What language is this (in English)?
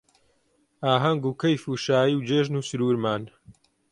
Central Kurdish